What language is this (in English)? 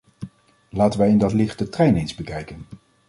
Dutch